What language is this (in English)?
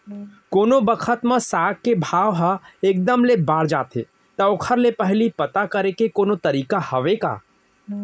Chhattisgarhi